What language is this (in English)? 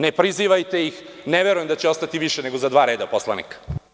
Serbian